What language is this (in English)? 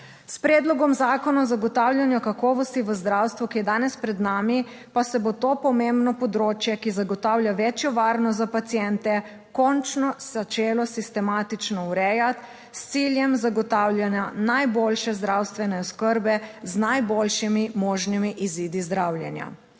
Slovenian